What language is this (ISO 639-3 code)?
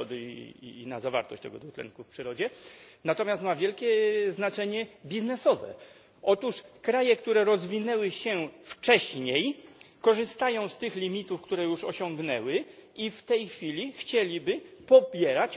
pol